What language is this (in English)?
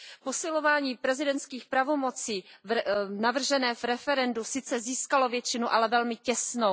Czech